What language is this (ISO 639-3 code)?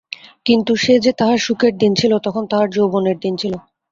ben